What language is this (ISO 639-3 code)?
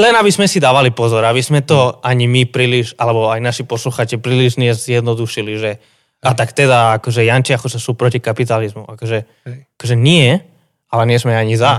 slk